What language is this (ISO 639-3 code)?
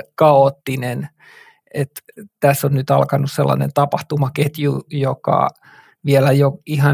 fin